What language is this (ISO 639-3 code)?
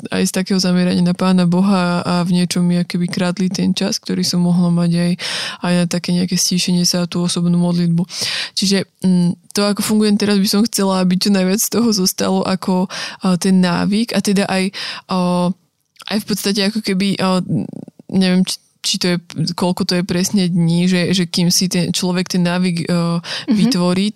slk